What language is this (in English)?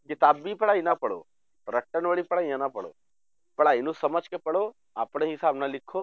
Punjabi